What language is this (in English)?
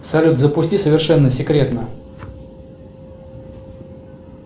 Russian